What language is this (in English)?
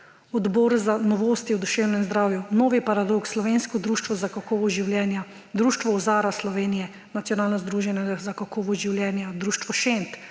Slovenian